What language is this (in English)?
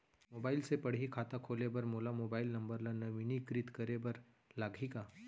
Chhattisgarhi